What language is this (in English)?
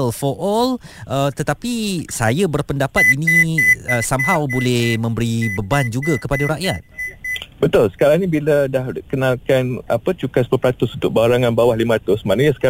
Malay